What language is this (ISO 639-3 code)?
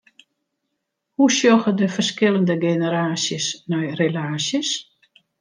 fry